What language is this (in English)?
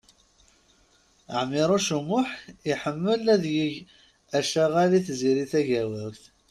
Kabyle